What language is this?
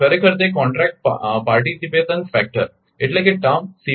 Gujarati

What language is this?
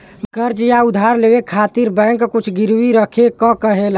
Bhojpuri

